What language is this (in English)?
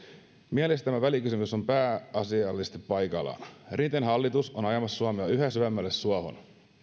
Finnish